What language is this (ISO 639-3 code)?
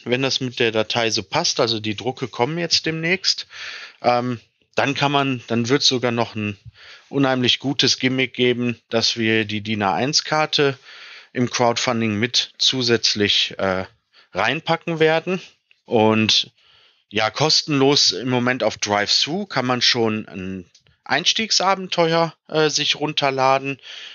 deu